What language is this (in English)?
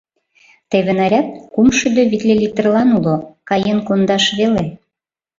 Mari